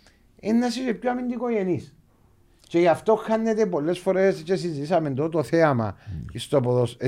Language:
Greek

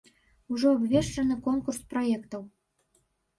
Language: Belarusian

